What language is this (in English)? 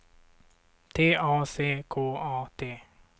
Swedish